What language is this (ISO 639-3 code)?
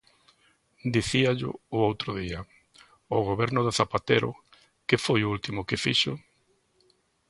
glg